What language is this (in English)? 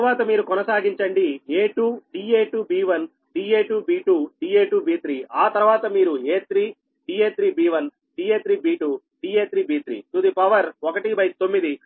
Telugu